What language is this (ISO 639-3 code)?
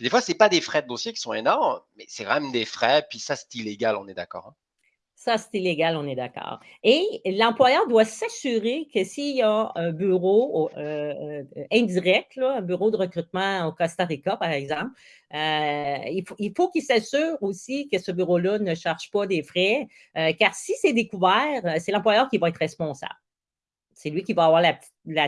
fra